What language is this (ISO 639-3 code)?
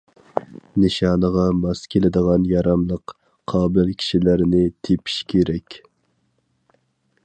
uig